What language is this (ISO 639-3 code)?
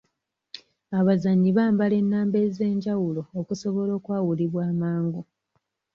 lug